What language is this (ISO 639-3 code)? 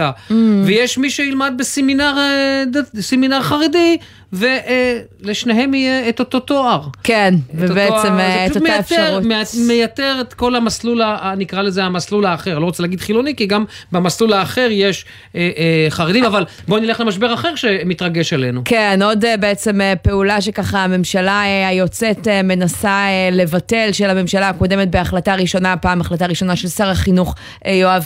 heb